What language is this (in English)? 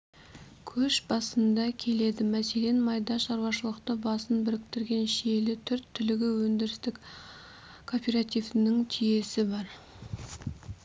Kazakh